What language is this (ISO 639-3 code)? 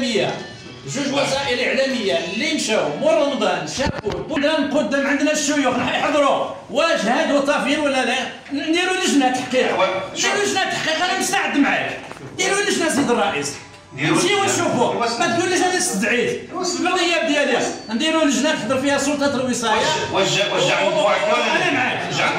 ara